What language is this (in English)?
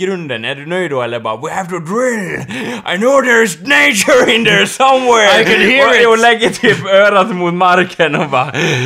Swedish